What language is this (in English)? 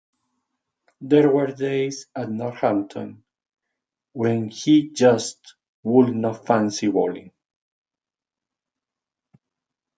English